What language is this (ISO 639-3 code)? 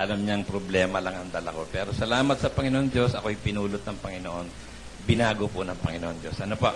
fil